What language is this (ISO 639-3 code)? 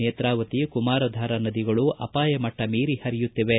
kan